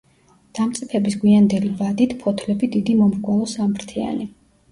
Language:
Georgian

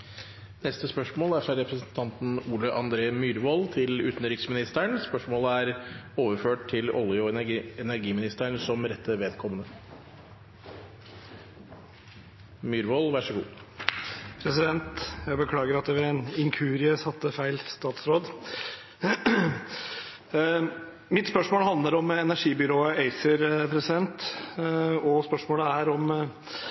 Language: Norwegian Bokmål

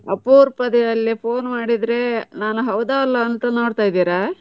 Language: Kannada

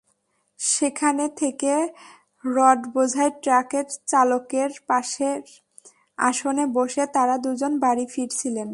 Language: Bangla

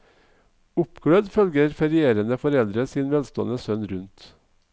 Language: Norwegian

